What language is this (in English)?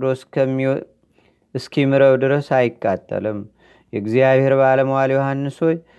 Amharic